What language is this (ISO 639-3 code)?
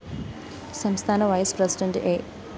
mal